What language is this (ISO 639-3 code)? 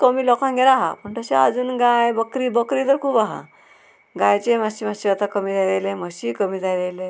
kok